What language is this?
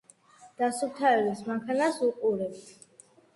Georgian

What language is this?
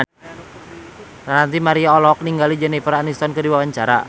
Sundanese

